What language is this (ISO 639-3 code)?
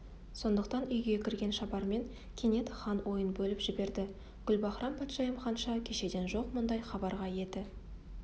kaz